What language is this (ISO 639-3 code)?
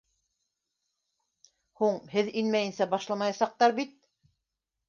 bak